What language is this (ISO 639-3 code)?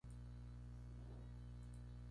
spa